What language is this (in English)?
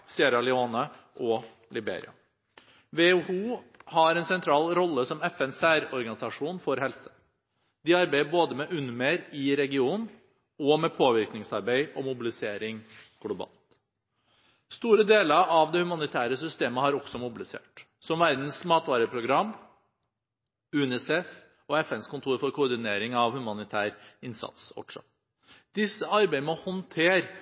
Norwegian Bokmål